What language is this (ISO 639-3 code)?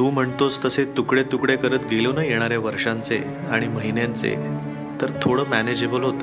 mar